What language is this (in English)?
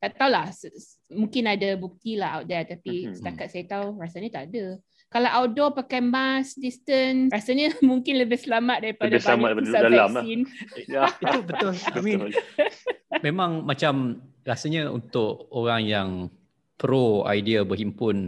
Malay